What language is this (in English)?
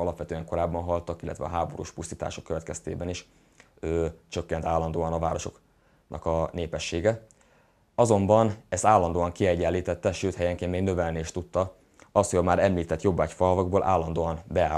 Hungarian